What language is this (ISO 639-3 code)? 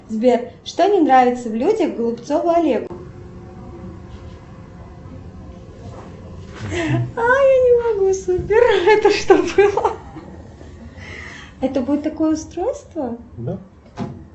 rus